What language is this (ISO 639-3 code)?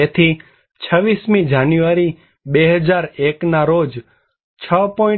guj